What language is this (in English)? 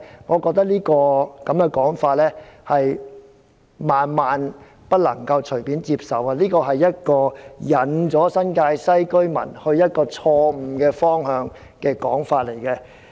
Cantonese